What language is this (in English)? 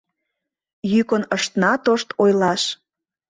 Mari